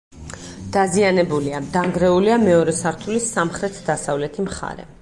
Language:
Georgian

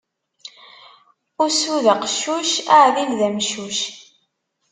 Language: Kabyle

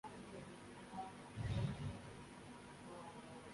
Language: Urdu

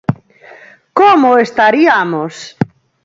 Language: Galician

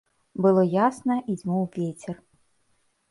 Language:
Belarusian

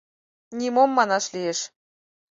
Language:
Mari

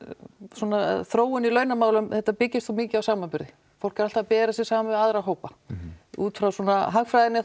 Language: Icelandic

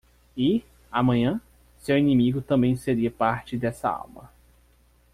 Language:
Portuguese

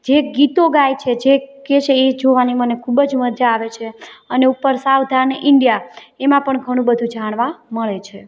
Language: Gujarati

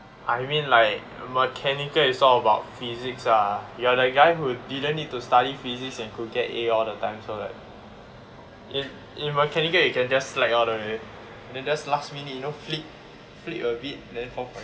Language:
English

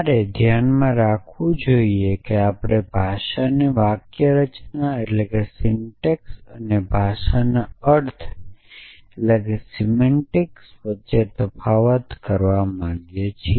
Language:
Gujarati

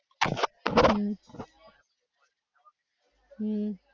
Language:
Gujarati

